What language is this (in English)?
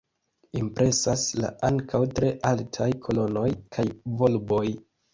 Esperanto